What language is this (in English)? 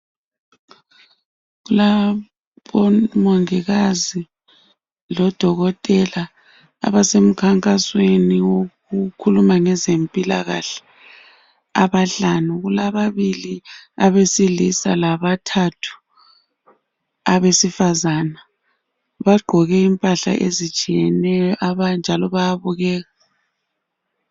North Ndebele